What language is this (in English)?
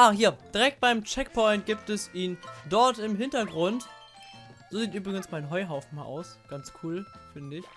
German